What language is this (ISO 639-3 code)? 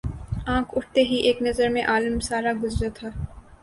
urd